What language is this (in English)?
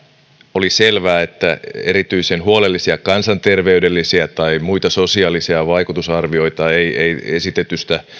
Finnish